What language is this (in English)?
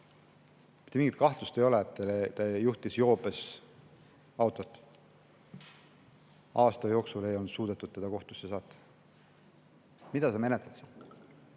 Estonian